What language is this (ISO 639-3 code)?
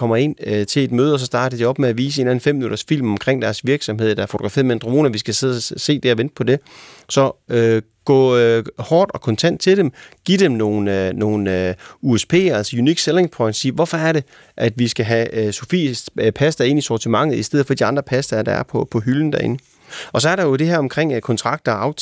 dan